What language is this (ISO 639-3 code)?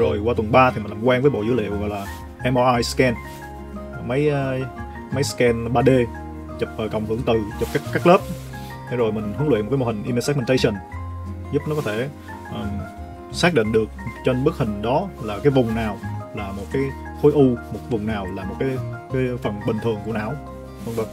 vie